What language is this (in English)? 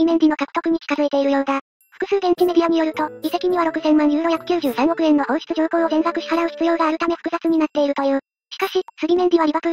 Japanese